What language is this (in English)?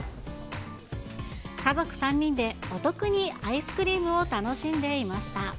Japanese